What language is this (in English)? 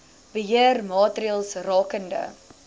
Afrikaans